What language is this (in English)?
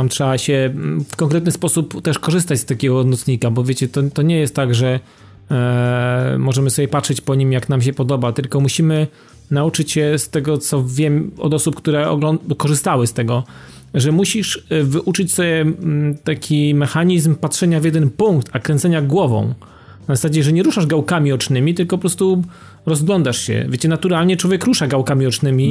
Polish